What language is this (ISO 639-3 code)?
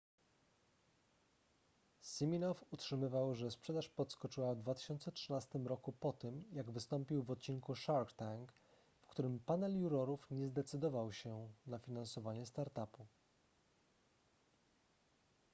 pol